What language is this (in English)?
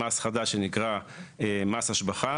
Hebrew